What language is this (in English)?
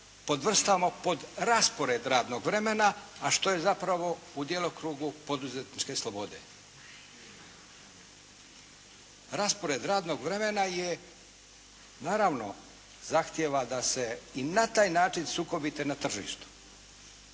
Croatian